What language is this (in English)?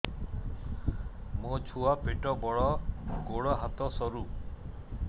Odia